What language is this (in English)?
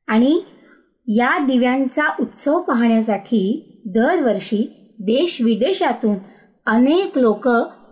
Marathi